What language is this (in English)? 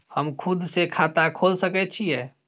Maithili